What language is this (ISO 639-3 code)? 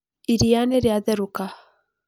kik